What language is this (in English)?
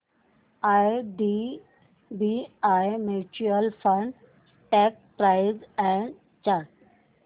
Marathi